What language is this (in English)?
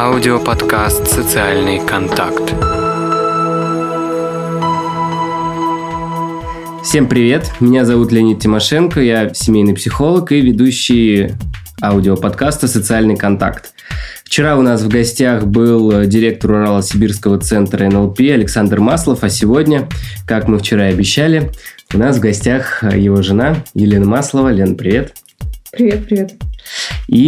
Russian